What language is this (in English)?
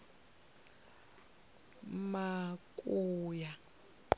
Venda